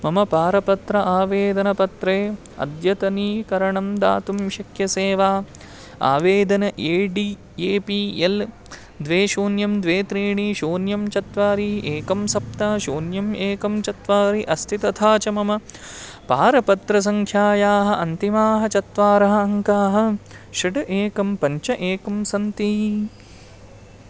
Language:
Sanskrit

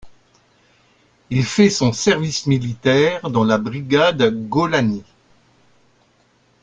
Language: French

